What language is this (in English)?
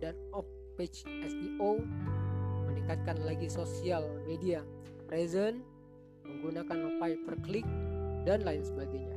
Indonesian